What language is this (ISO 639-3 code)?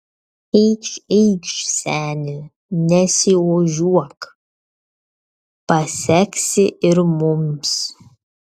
lit